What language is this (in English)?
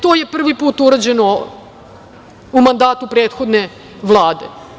Serbian